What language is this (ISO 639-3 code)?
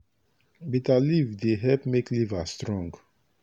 pcm